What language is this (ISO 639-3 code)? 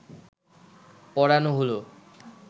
ben